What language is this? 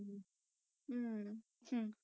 Punjabi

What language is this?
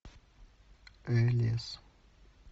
Russian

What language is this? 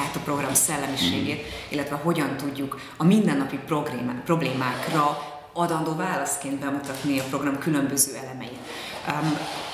Hungarian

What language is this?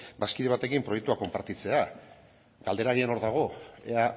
Basque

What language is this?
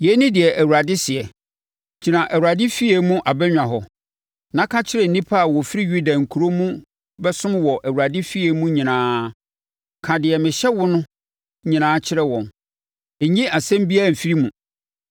Akan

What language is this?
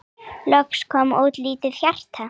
Icelandic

